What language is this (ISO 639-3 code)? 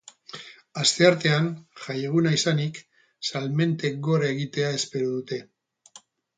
eus